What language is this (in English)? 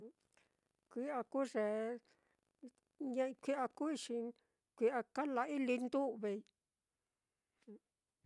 Mitlatongo Mixtec